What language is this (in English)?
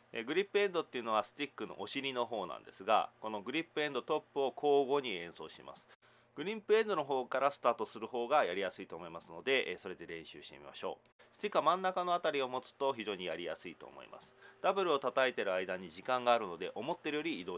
Japanese